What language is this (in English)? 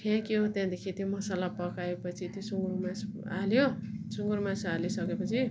Nepali